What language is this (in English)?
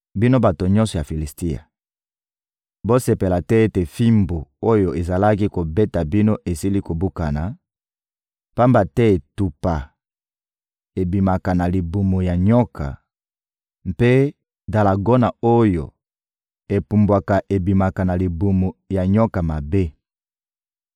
Lingala